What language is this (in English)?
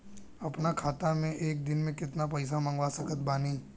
Bhojpuri